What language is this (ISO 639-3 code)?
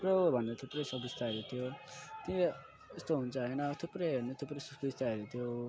nep